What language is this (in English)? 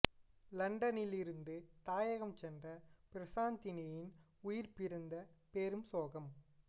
Tamil